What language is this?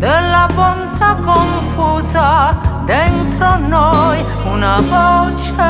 Romanian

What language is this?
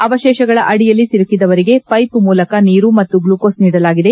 Kannada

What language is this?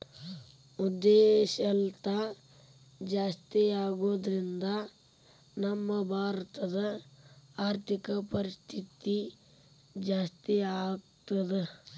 Kannada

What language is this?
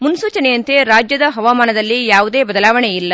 Kannada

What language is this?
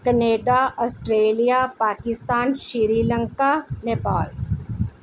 Punjabi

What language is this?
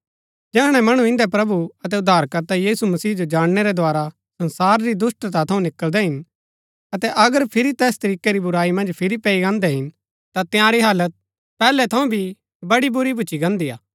Gaddi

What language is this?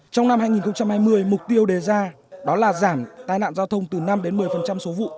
Vietnamese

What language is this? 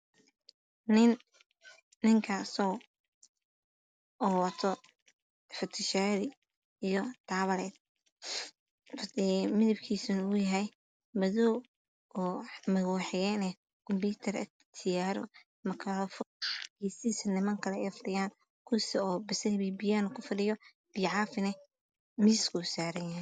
Somali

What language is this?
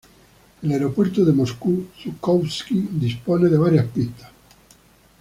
Spanish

